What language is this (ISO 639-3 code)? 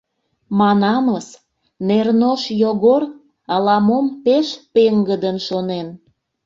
chm